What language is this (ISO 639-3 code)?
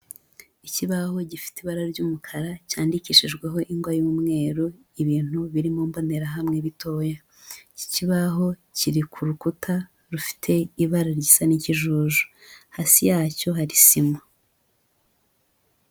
kin